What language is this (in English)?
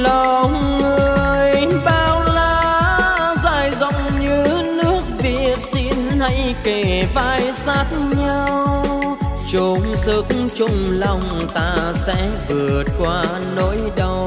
Vietnamese